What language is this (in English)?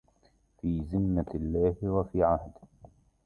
Arabic